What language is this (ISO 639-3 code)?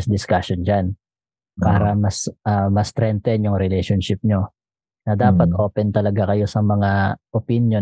fil